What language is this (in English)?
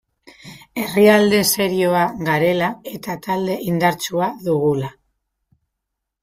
Basque